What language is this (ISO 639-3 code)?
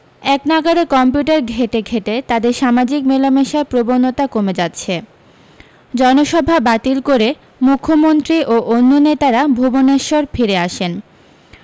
ben